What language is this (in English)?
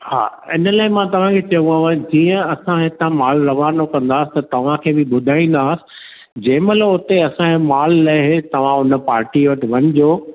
Sindhi